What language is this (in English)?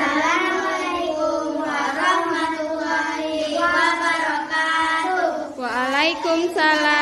Indonesian